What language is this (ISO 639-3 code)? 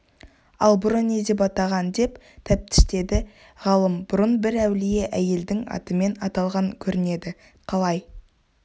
kaz